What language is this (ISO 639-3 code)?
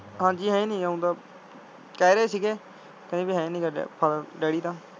pan